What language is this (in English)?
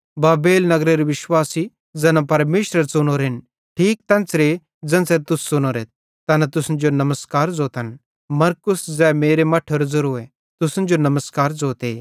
Bhadrawahi